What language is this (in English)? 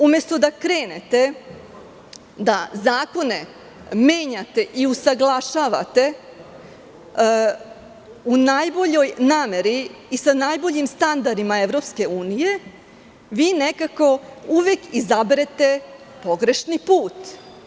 Serbian